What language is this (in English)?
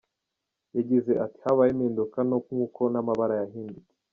Kinyarwanda